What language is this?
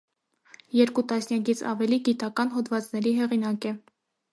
Armenian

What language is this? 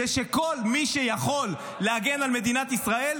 Hebrew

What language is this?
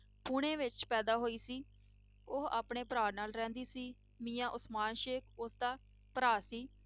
Punjabi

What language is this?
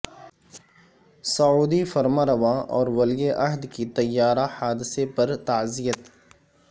Urdu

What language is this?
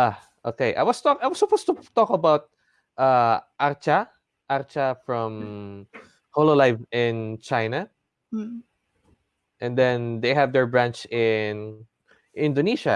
English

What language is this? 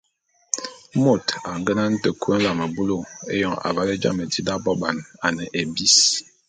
Bulu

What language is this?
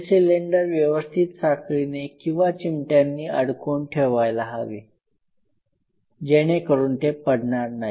Marathi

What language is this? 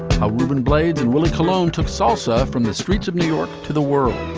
English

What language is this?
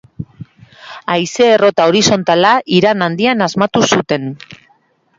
Basque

